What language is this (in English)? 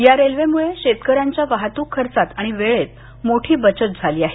Marathi